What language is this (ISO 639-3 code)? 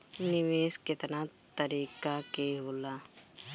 bho